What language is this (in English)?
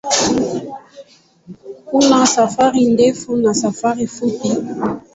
Swahili